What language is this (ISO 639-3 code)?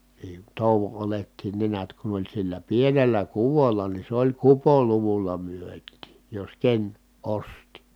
fin